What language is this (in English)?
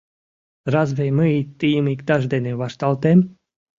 Mari